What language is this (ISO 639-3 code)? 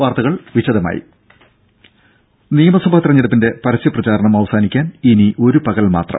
mal